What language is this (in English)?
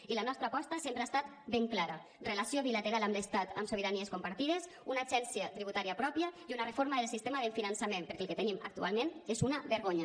Catalan